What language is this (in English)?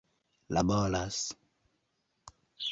Esperanto